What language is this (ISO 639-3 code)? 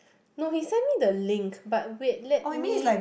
eng